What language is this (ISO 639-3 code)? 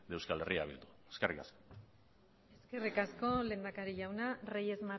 eus